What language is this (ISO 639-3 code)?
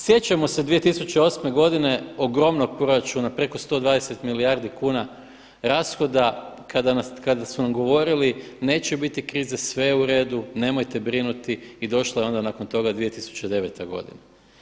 hrv